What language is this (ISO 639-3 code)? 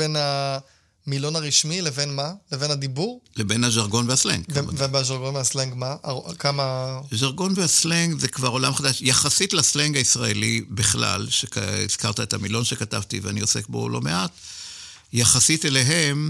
heb